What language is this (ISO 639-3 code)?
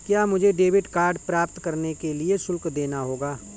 hin